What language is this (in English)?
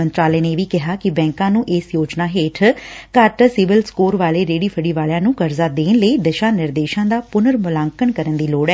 Punjabi